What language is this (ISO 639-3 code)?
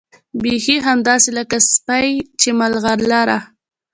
pus